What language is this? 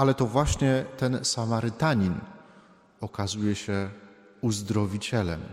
Polish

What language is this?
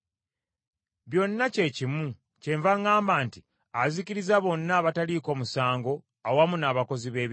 Ganda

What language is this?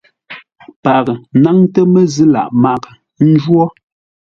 Ngombale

